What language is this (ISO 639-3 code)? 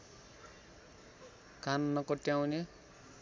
nep